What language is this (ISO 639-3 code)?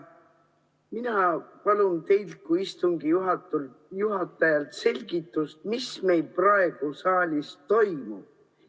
est